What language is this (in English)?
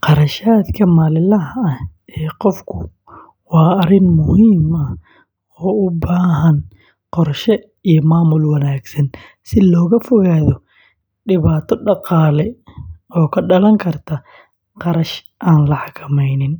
Somali